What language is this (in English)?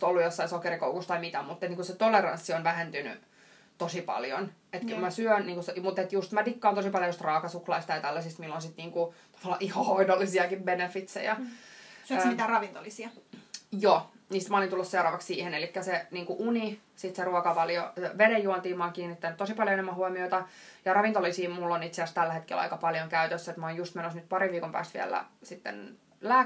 Finnish